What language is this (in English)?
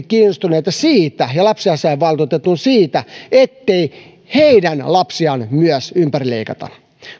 Finnish